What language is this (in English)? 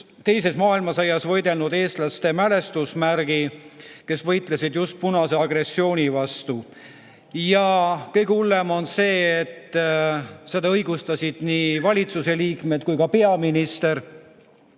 Estonian